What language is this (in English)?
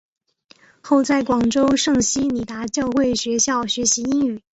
Chinese